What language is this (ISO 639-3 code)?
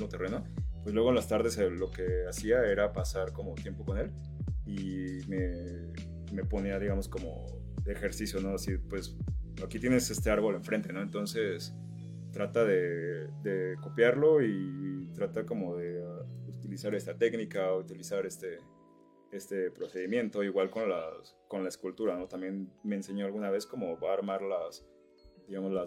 spa